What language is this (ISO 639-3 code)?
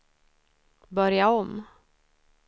swe